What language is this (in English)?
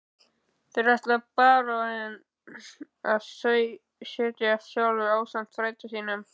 Icelandic